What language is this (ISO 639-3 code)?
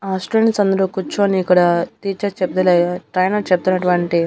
tel